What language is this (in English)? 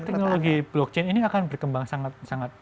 Indonesian